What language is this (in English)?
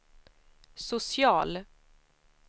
Swedish